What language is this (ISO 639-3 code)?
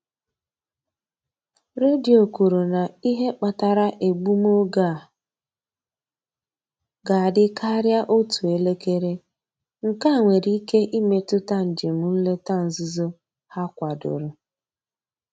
ibo